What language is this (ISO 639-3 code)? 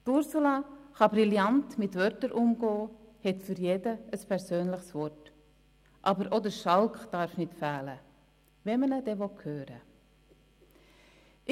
gsw